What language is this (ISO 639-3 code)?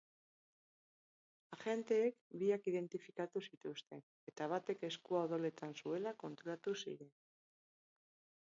eus